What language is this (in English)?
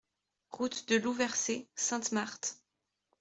French